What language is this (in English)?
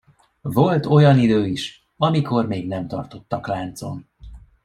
Hungarian